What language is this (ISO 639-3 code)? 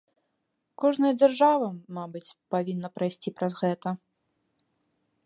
bel